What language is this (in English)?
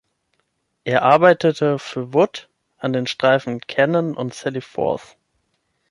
German